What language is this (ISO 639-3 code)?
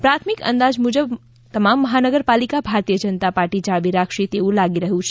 guj